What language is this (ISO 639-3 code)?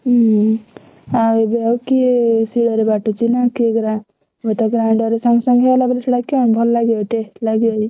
ori